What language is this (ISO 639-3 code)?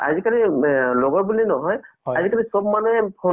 asm